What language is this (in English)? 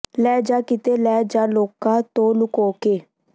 Punjabi